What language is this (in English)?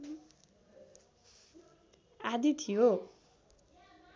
Nepali